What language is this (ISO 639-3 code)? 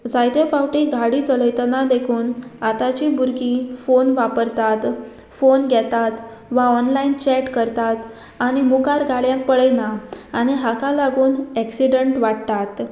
kok